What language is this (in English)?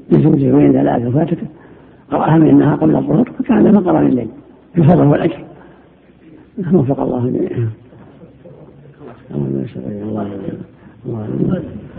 Arabic